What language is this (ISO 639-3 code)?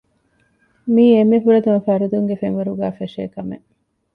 div